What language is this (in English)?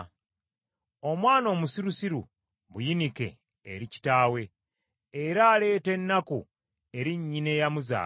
Ganda